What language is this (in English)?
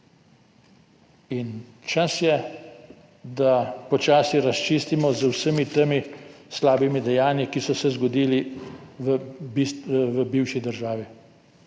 Slovenian